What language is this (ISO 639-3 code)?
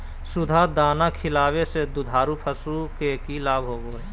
mag